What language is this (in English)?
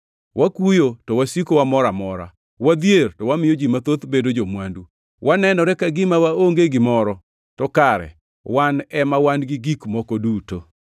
Luo (Kenya and Tanzania)